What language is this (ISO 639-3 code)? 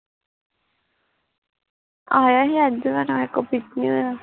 pan